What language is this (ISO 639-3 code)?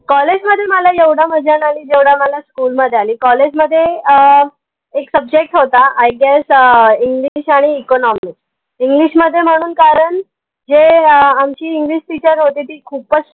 mar